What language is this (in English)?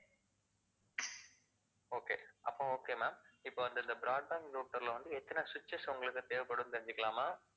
Tamil